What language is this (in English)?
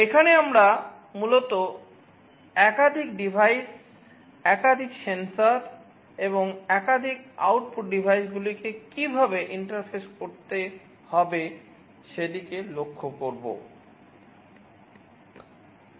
Bangla